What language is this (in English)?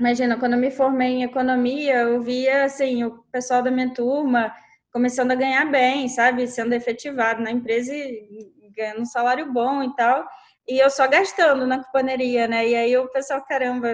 Portuguese